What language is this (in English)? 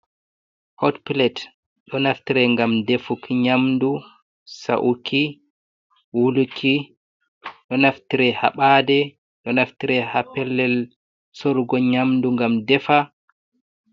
Fula